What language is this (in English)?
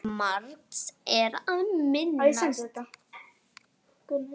Icelandic